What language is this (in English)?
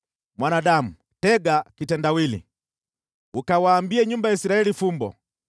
Swahili